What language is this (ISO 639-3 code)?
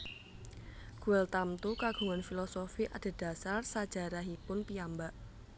jav